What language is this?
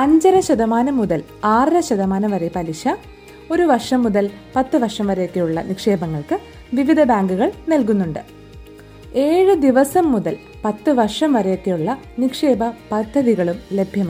Malayalam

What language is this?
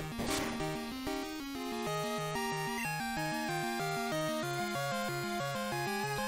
English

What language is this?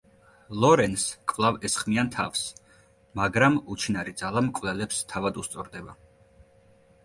Georgian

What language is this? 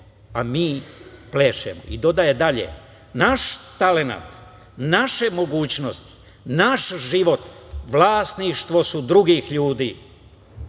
Serbian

